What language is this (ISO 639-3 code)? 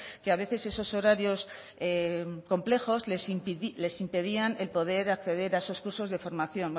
spa